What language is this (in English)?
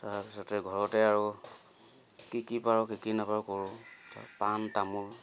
Assamese